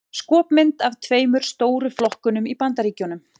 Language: Icelandic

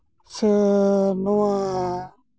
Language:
Santali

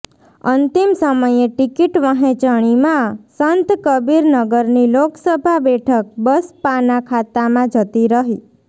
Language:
Gujarati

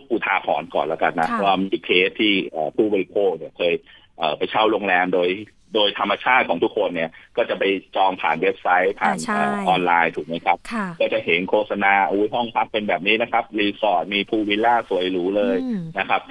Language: Thai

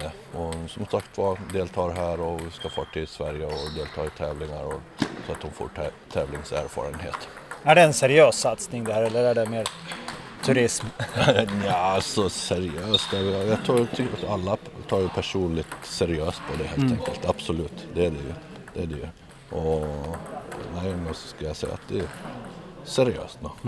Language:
Swedish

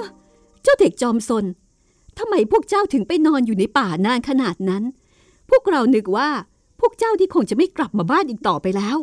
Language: Thai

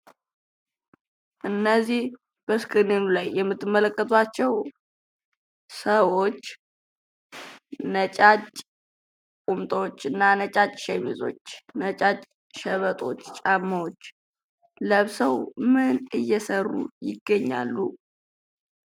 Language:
Amharic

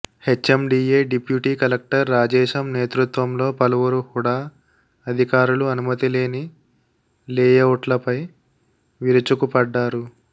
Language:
Telugu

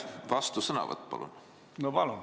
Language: Estonian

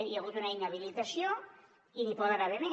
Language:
Catalan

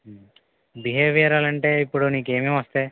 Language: Telugu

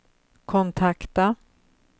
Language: Swedish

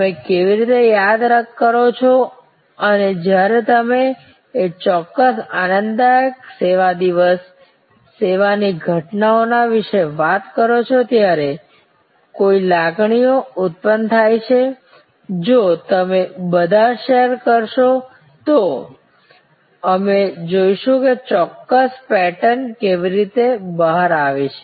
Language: Gujarati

